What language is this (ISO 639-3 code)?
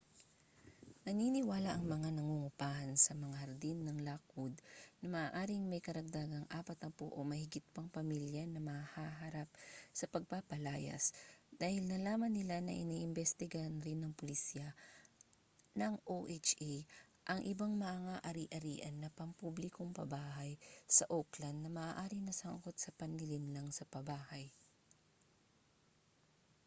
fil